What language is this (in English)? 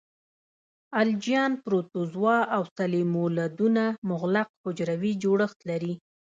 Pashto